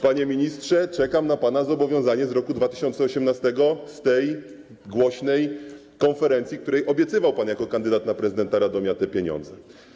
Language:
Polish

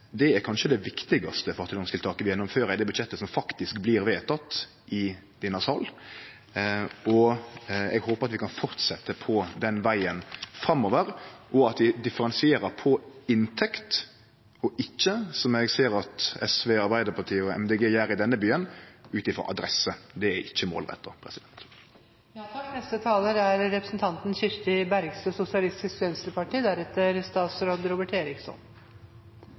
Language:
Norwegian Nynorsk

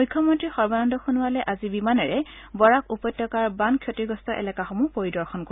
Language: Assamese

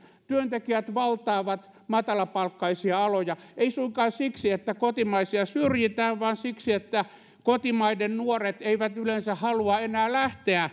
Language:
Finnish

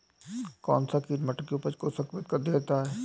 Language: Hindi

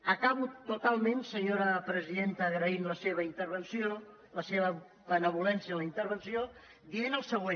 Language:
Catalan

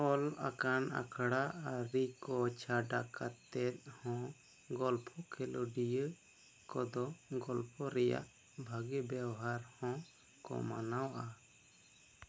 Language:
Santali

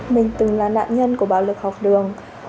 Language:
Vietnamese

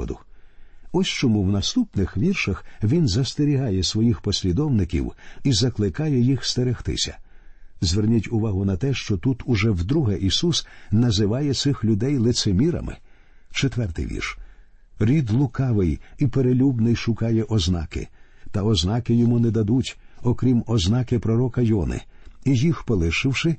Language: Ukrainian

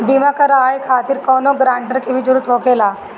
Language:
Bhojpuri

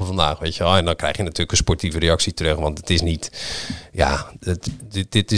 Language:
Dutch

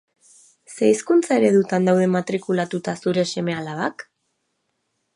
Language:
Basque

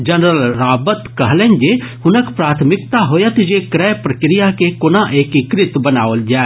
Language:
Maithili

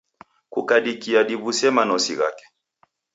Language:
Taita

